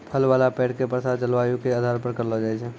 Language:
Maithili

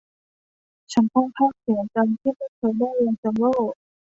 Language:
Thai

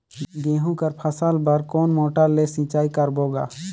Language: Chhattisgarhi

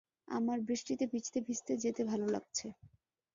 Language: Bangla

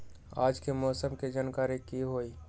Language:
Magahi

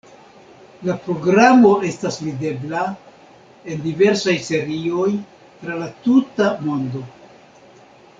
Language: Esperanto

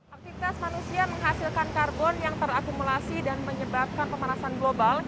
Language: Indonesian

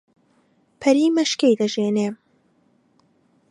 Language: Central Kurdish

